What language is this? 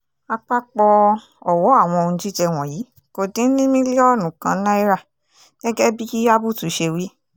Yoruba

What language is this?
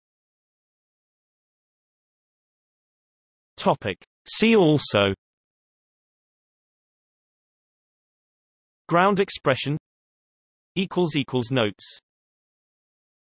English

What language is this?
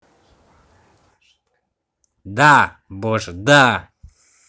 Russian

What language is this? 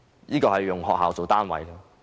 Cantonese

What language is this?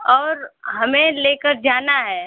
Hindi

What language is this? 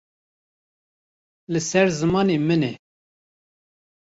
Kurdish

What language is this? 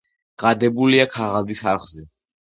Georgian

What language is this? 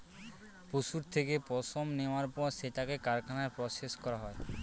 Bangla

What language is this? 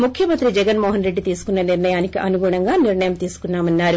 Telugu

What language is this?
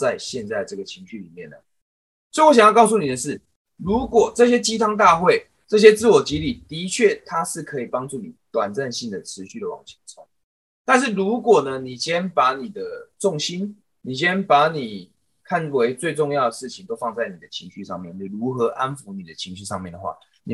Chinese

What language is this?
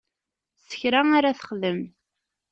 Kabyle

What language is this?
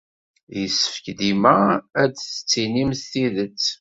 Kabyle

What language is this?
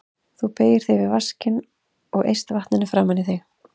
Icelandic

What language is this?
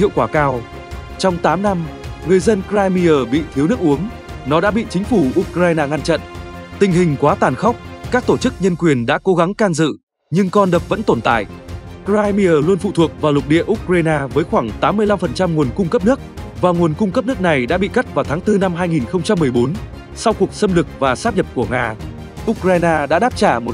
Vietnamese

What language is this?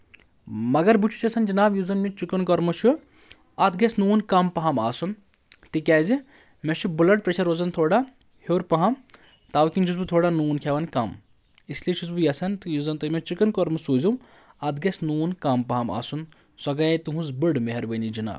Kashmiri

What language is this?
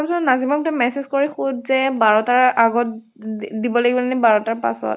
Assamese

